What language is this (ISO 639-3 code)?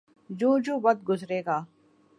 urd